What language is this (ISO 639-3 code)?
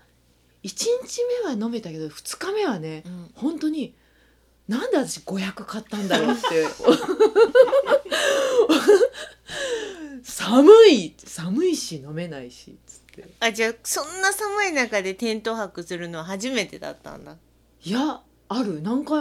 jpn